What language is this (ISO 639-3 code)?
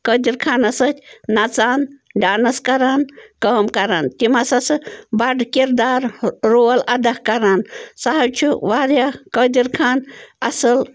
kas